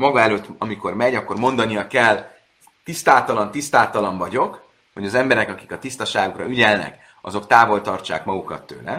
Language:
Hungarian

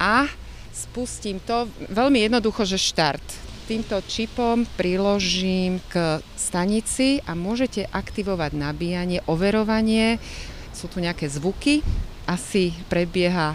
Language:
Slovak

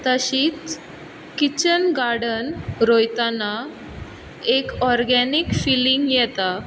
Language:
Konkani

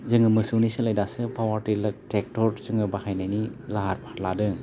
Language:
Bodo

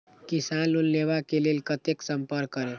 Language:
Maithili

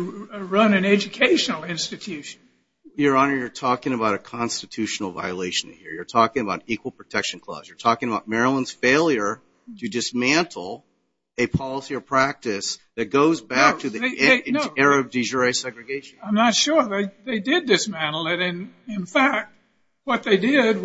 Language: English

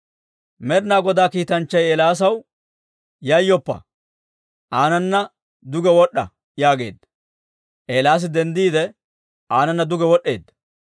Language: Dawro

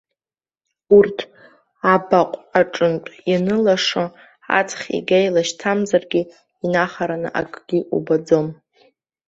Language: Abkhazian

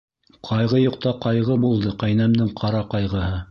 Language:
Bashkir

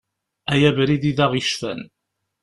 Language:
Kabyle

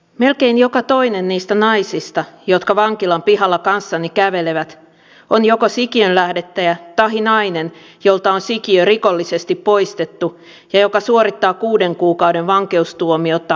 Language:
Finnish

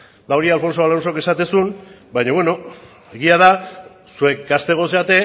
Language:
Basque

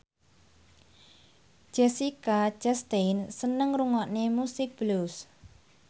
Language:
Javanese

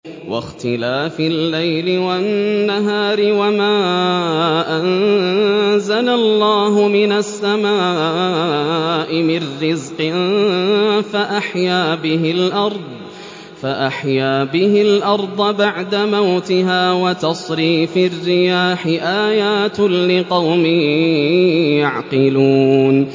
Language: Arabic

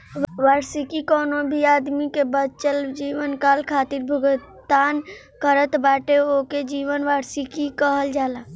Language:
Bhojpuri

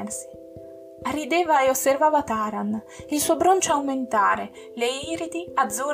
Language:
Italian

